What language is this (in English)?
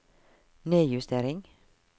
Norwegian